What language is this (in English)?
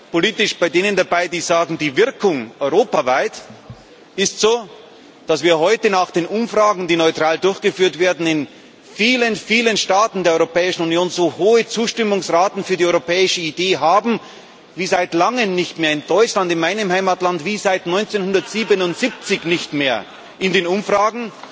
German